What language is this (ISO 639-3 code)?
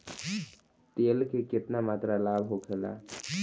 bho